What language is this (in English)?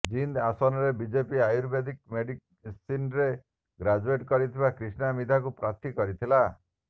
Odia